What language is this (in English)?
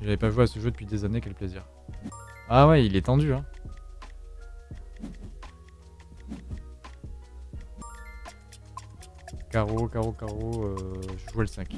French